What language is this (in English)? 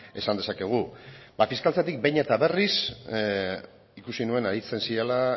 Basque